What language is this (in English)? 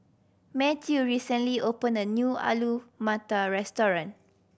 English